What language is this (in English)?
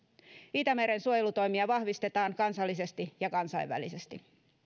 Finnish